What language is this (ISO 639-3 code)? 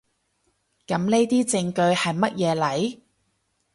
yue